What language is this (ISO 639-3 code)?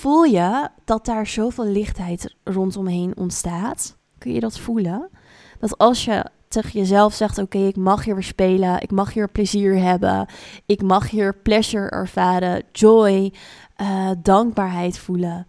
nld